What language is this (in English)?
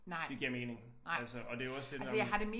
Danish